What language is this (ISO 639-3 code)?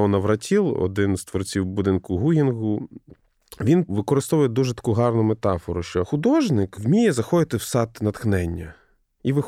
ukr